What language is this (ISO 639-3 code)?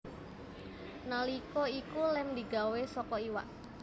jav